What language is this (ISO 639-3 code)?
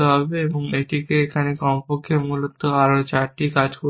ben